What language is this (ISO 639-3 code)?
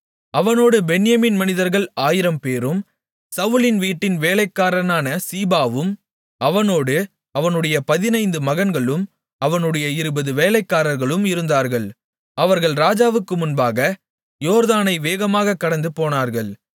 tam